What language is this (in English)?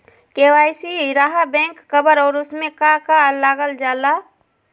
Magahi